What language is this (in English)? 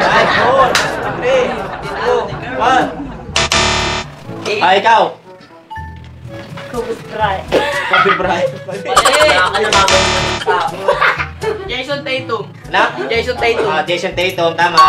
Indonesian